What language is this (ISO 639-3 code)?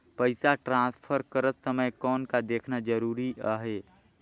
hne